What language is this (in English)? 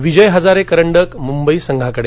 Marathi